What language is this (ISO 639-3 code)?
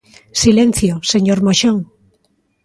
glg